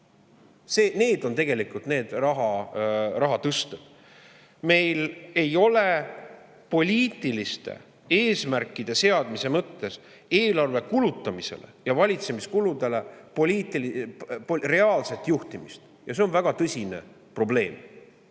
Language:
Estonian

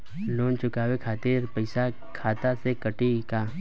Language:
Bhojpuri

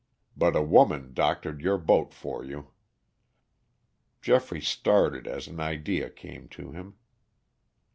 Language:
English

